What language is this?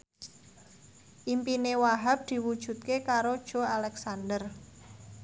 Javanese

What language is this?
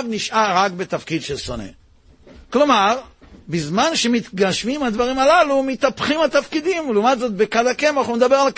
Hebrew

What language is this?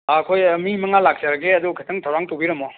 Manipuri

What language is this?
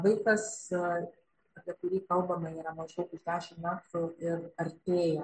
Lithuanian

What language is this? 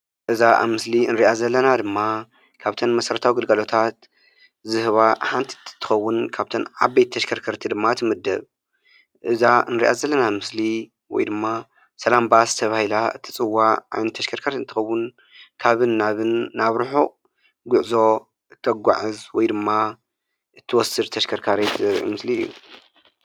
Tigrinya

